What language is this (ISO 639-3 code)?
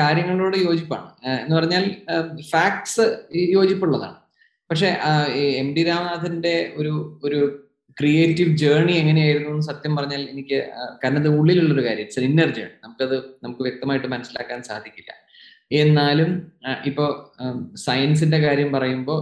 mal